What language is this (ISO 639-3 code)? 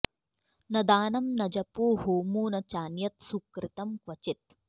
san